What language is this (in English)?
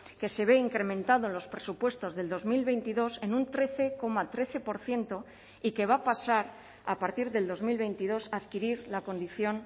Spanish